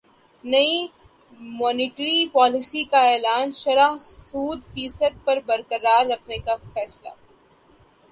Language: Urdu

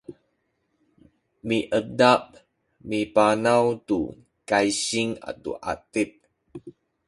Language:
Sakizaya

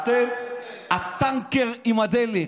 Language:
Hebrew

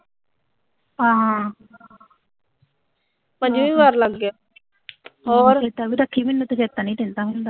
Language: Punjabi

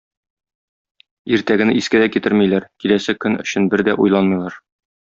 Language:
Tatar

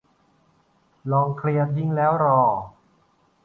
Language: Thai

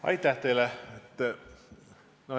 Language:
Estonian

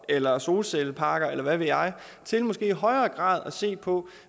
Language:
Danish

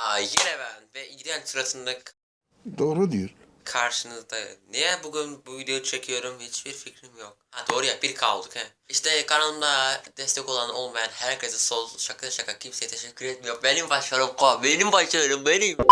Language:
Turkish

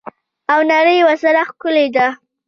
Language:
Pashto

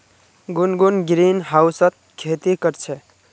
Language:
Magahi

